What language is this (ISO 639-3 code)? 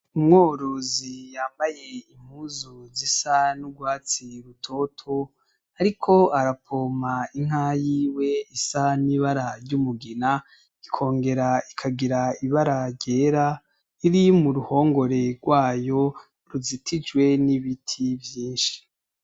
run